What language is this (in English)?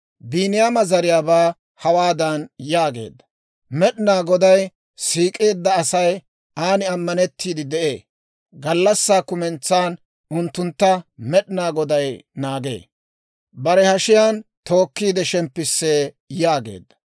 Dawro